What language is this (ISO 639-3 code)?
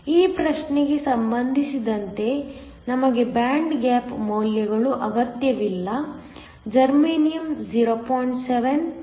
kan